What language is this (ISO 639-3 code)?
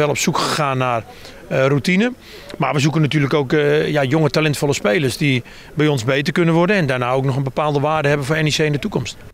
nld